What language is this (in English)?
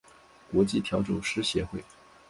Chinese